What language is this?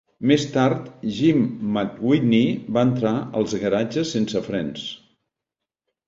Catalan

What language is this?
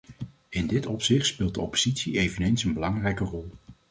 Dutch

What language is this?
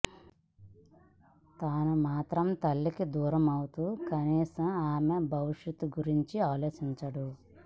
Telugu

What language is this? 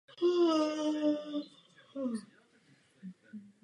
Czech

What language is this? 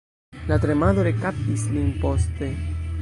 Esperanto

